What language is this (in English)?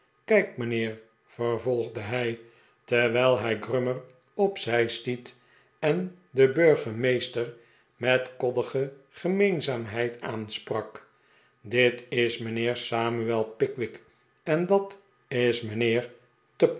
Dutch